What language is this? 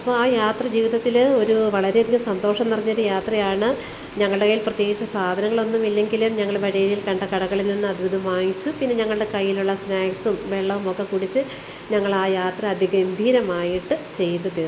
Malayalam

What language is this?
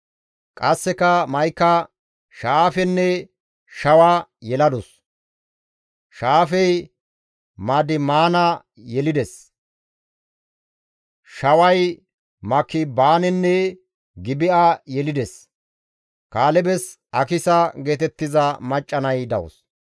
Gamo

